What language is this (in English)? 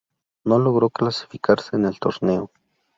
Spanish